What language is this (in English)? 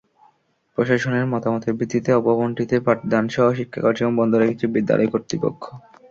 Bangla